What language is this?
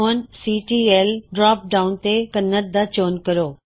Punjabi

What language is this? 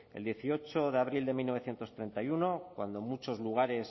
Spanish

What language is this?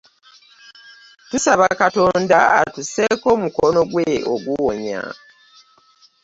Ganda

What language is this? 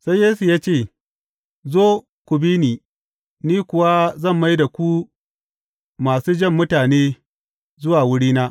Hausa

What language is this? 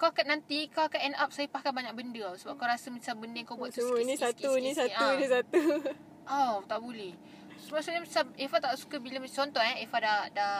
Malay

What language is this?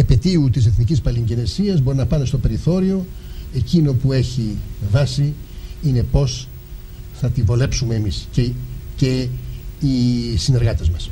Greek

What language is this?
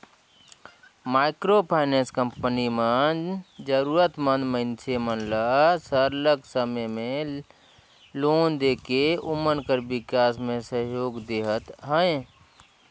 Chhattisgarhi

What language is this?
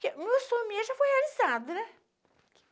Portuguese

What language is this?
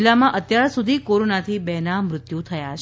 Gujarati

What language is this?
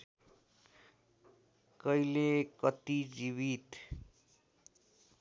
Nepali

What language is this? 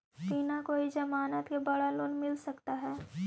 Magahi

